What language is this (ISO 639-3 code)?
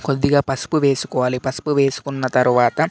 tel